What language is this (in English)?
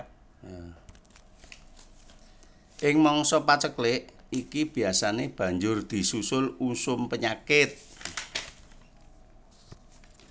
Javanese